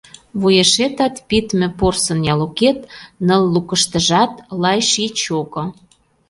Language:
Mari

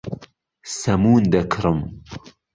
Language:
Central Kurdish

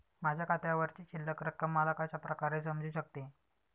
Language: Marathi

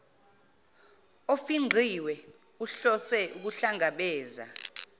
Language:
Zulu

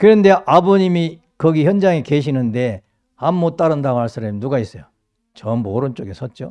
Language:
Korean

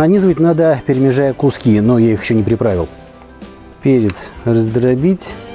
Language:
Russian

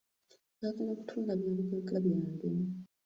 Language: Ganda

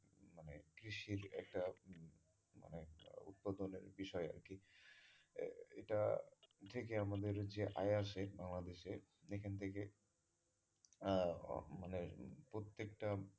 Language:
Bangla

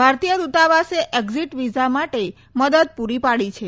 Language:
Gujarati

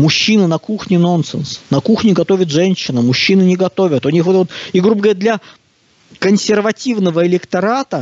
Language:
Russian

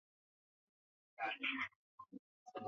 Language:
Swahili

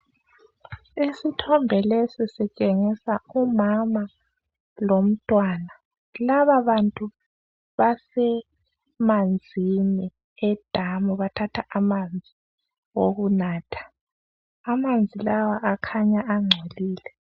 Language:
North Ndebele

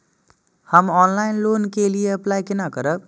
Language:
Maithili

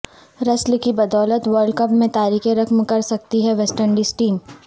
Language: Urdu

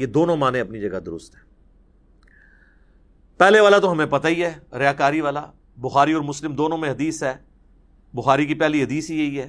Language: Urdu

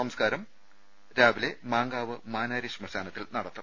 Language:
Malayalam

